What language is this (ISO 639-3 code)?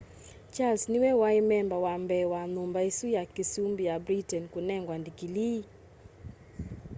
kam